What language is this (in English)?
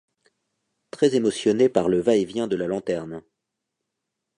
French